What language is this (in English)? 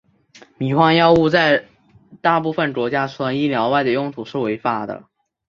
Chinese